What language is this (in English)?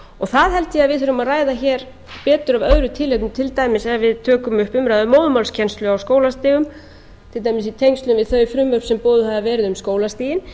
Icelandic